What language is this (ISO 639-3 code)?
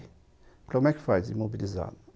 por